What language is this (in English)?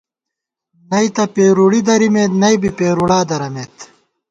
Gawar-Bati